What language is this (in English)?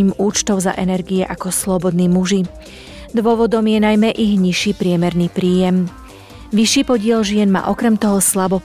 Slovak